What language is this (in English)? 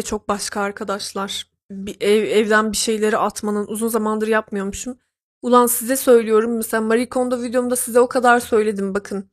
Turkish